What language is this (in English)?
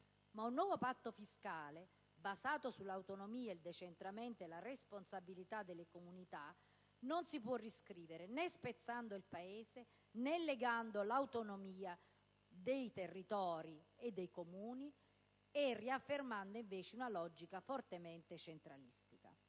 Italian